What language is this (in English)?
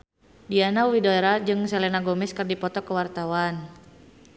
Sundanese